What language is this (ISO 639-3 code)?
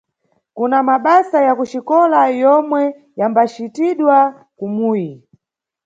nyu